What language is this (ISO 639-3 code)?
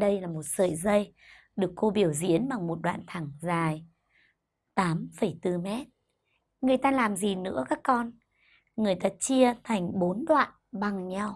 vie